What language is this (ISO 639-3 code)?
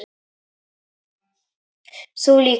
isl